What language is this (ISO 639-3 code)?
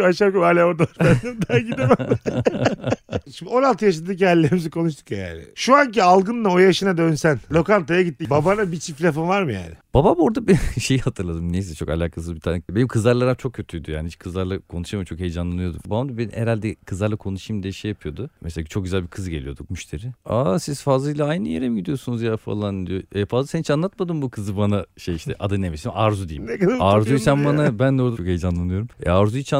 tur